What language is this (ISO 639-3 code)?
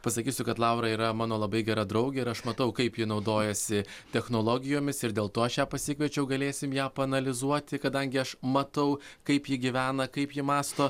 lit